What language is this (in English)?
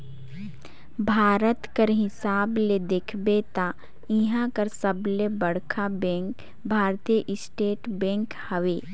Chhattisgarhi